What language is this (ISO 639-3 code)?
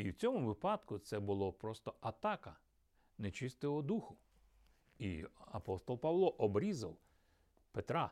ukr